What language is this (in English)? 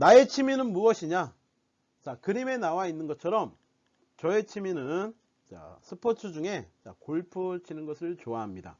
Korean